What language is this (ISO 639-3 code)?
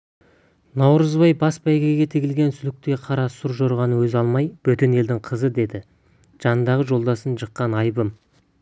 kaz